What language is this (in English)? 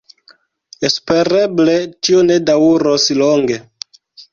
Esperanto